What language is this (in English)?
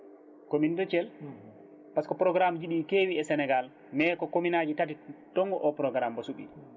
Fula